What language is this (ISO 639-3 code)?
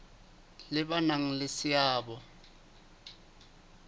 sot